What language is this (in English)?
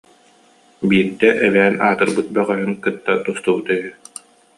Yakut